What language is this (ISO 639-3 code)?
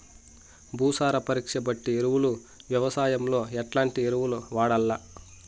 tel